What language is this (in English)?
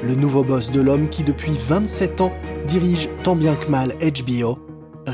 French